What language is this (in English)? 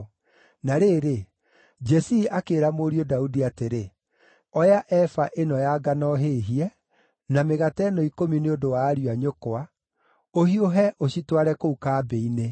Kikuyu